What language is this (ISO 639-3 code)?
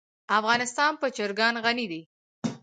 pus